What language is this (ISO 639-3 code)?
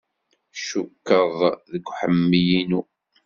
kab